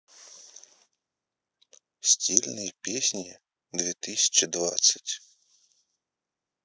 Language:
Russian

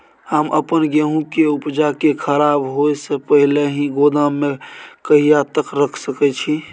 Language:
Maithili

